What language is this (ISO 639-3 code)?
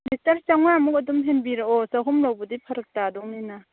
mni